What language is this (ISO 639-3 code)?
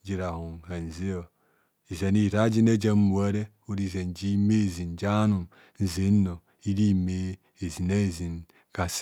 bcs